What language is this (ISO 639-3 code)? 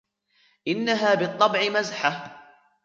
ara